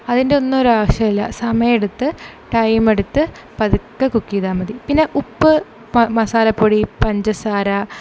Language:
Malayalam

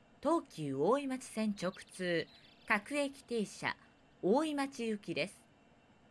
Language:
Japanese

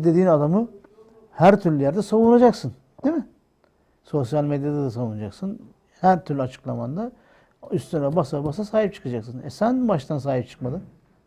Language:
Turkish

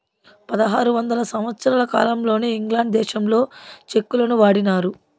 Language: Telugu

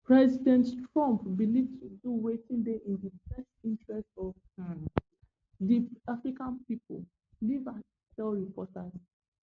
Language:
Nigerian Pidgin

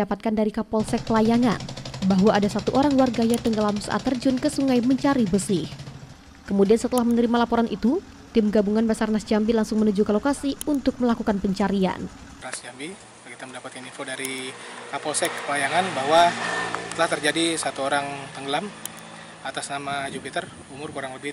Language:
Indonesian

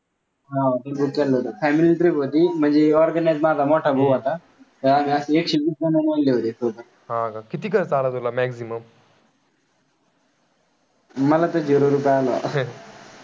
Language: Marathi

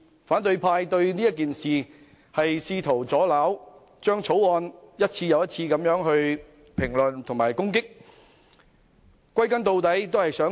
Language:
Cantonese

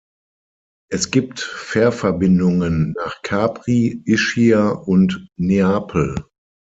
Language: German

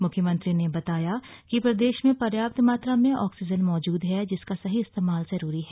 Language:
Hindi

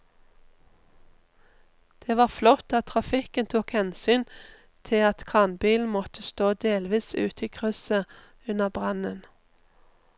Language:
Norwegian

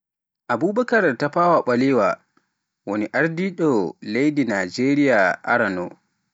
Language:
Pular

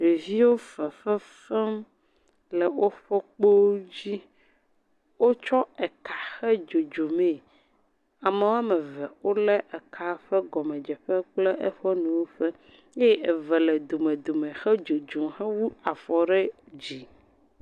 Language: Ewe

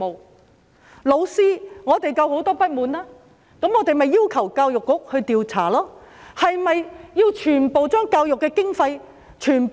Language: Cantonese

